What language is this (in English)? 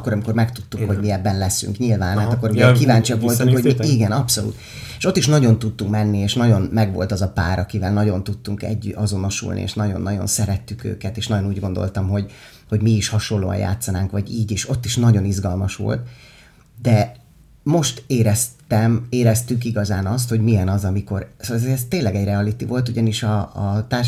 Hungarian